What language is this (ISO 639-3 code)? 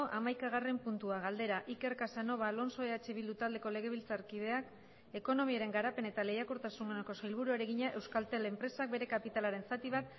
eus